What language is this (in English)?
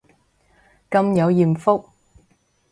Cantonese